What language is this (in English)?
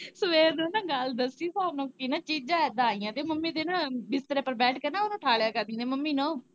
Punjabi